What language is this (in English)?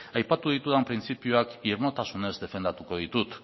Basque